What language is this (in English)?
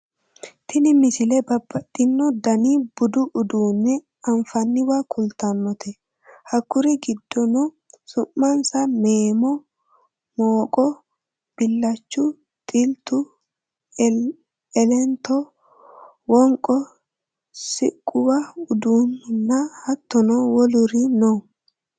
Sidamo